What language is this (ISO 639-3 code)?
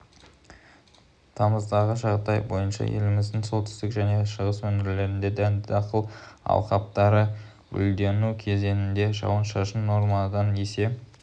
kaz